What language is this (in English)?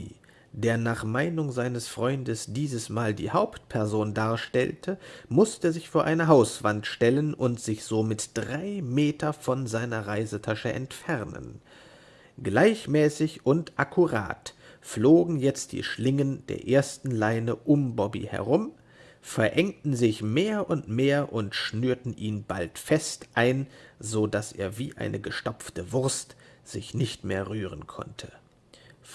German